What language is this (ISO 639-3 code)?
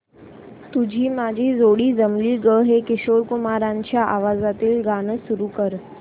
mar